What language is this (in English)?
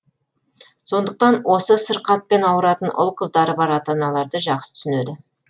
Kazakh